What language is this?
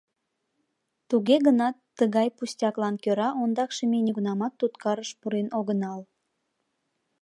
Mari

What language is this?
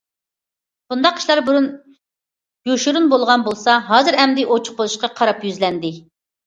Uyghur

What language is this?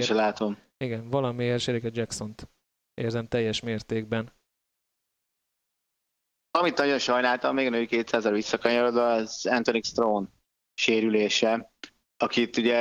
Hungarian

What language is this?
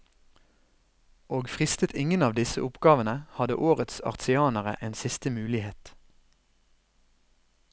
Norwegian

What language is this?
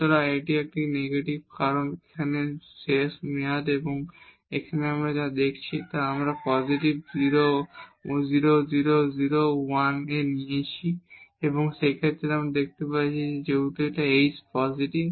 Bangla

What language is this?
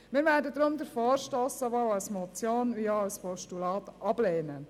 Swiss German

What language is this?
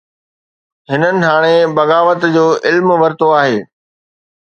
Sindhi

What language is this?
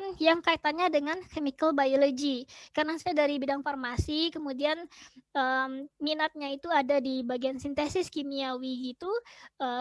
Indonesian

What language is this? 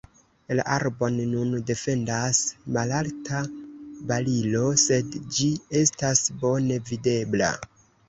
Esperanto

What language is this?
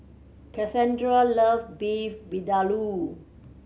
English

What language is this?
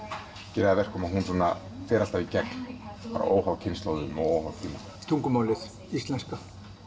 Icelandic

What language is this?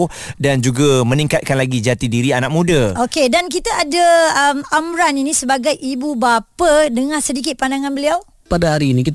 Malay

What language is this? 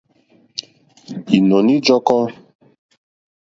Mokpwe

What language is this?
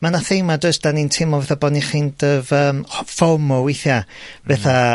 Welsh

